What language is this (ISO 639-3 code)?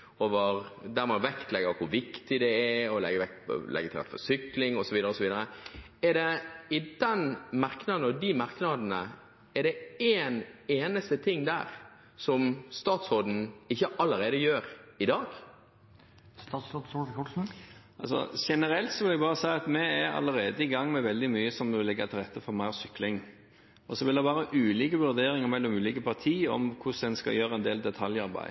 nob